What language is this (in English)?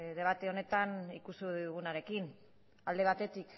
Basque